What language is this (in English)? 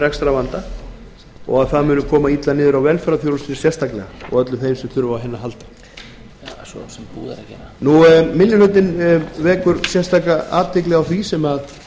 Icelandic